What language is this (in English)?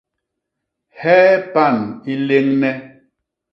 Basaa